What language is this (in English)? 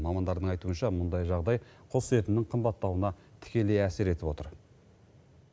Kazakh